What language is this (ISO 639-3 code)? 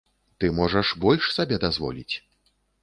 bel